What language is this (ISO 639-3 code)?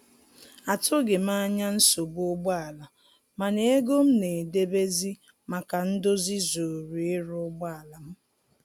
ibo